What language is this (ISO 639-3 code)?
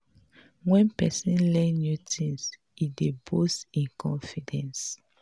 pcm